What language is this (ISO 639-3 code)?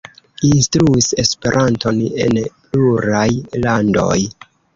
epo